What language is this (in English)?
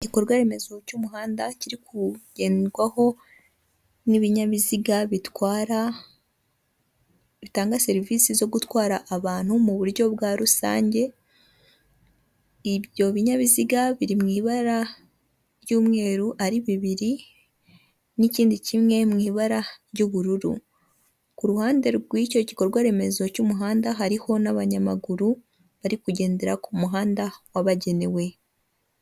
Kinyarwanda